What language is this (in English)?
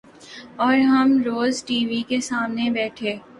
Urdu